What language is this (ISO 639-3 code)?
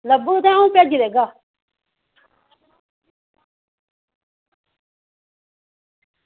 doi